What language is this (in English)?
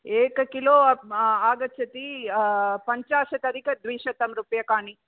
Sanskrit